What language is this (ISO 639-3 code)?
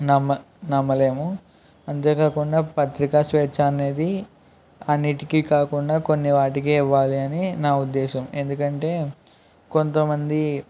tel